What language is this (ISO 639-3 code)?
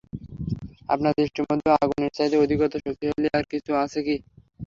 ben